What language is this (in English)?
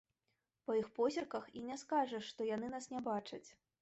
Belarusian